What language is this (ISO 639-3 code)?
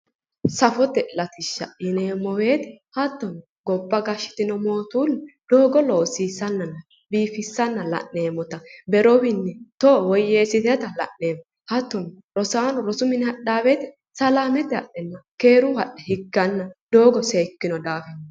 sid